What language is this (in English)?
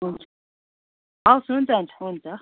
Nepali